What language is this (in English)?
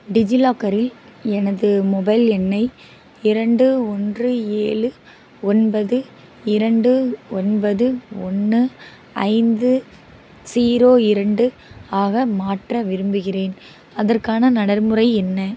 Tamil